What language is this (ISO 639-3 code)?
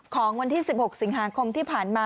tha